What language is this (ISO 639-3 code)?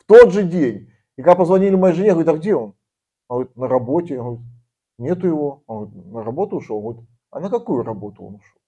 rus